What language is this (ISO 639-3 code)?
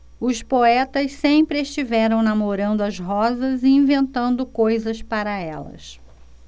por